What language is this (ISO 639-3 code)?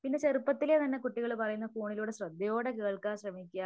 mal